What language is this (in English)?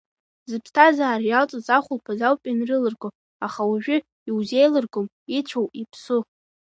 Abkhazian